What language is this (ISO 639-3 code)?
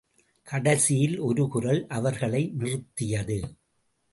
tam